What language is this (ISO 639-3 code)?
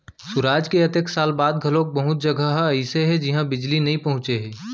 hne